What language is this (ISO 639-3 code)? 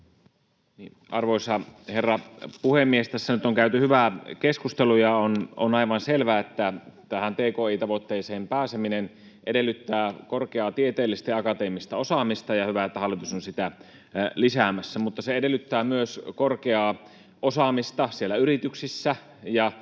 fin